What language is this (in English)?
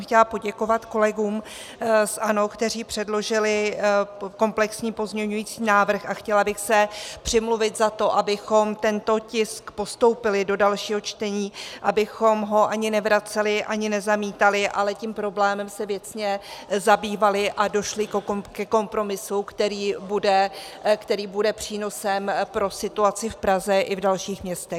Czech